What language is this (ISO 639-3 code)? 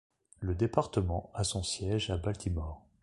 fra